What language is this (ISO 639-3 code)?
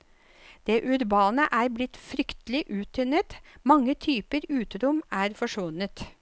nor